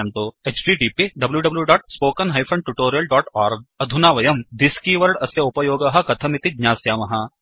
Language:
Sanskrit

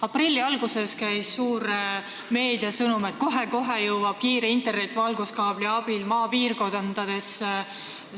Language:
Estonian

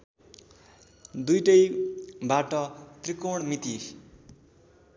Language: Nepali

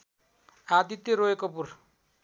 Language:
Nepali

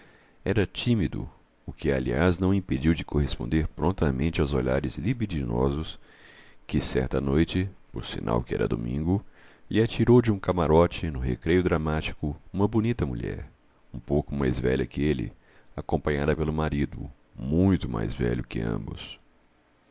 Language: Portuguese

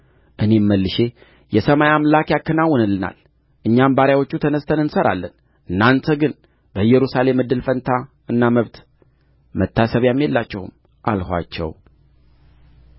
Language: Amharic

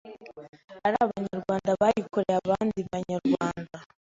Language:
Kinyarwanda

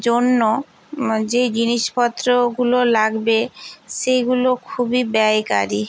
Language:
Bangla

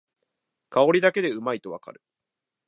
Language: Japanese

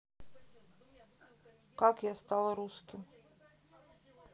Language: Russian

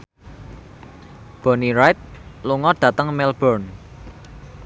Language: Javanese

